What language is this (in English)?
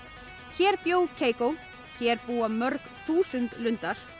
Icelandic